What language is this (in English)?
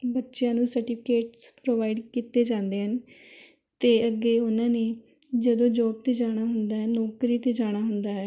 Punjabi